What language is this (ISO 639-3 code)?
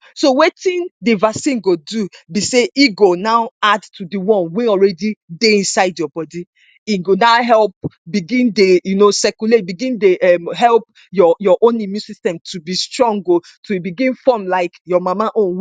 pcm